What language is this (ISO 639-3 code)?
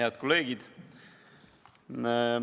est